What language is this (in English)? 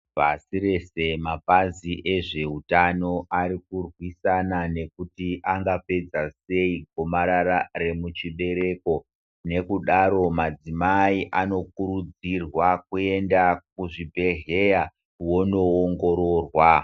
Ndau